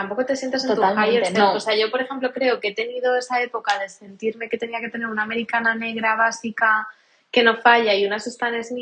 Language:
Spanish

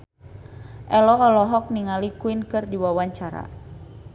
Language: Sundanese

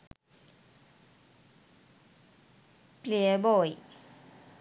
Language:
Sinhala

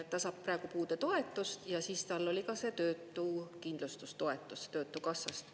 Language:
Estonian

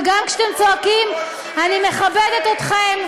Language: Hebrew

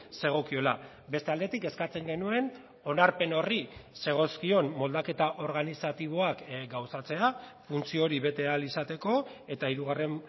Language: Basque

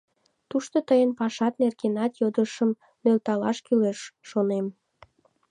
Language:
Mari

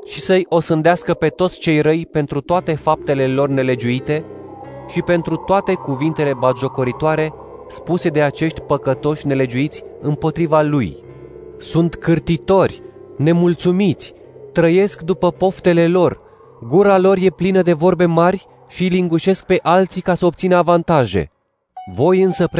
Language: Romanian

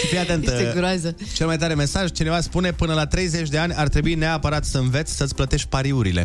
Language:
Romanian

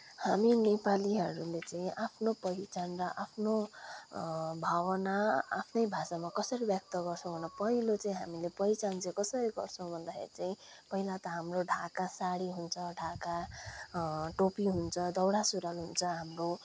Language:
Nepali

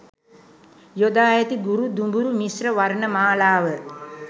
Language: Sinhala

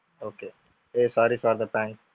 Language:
Tamil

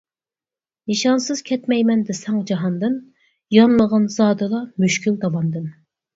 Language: Uyghur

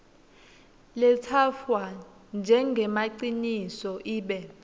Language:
Swati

